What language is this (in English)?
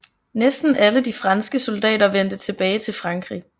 Danish